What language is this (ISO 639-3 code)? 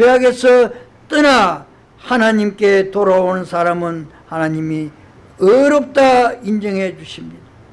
kor